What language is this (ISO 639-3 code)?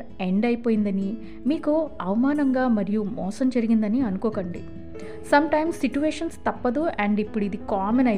tel